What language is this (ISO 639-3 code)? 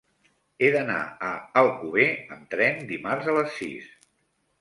cat